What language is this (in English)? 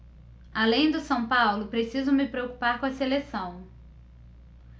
Portuguese